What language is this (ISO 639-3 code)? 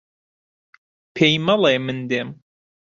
ckb